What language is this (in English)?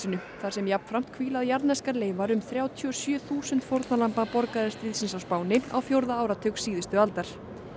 Icelandic